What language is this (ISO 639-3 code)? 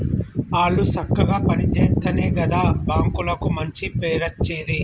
tel